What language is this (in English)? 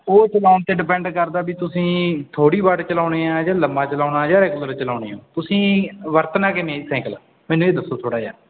Punjabi